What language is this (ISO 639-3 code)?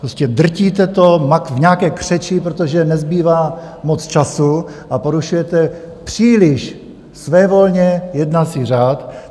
ces